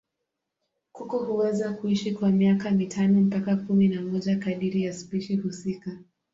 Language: Swahili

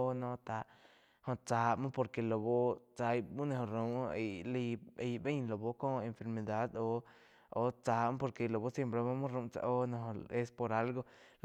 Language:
Quiotepec Chinantec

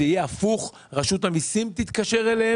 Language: Hebrew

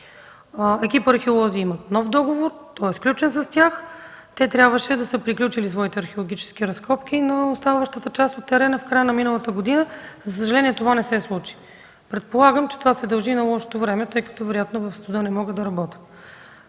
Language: Bulgarian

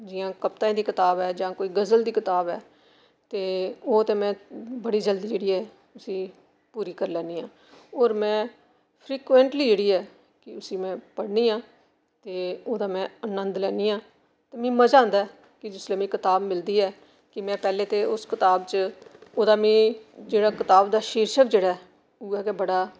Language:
Dogri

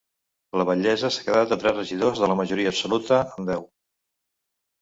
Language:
Catalan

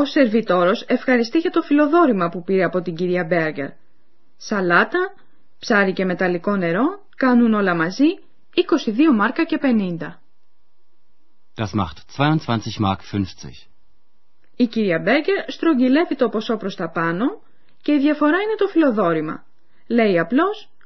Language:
Greek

